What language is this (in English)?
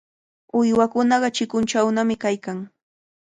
Cajatambo North Lima Quechua